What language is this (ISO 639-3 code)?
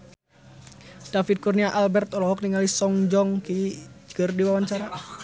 sun